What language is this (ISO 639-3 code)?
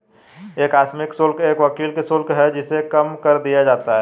hin